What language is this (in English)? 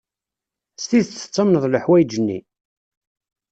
Kabyle